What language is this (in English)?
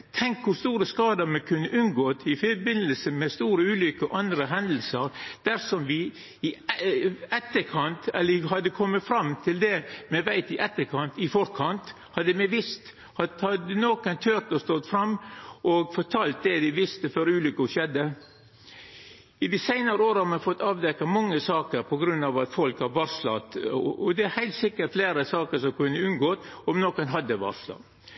Norwegian Nynorsk